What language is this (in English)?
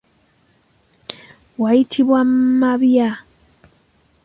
Ganda